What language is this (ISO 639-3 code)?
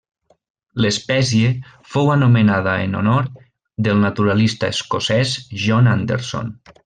cat